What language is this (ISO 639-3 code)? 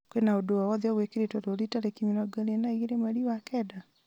kik